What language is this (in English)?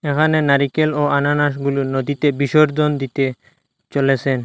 Bangla